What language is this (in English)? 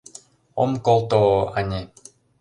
Mari